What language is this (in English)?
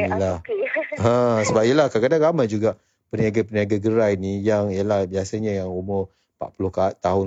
Malay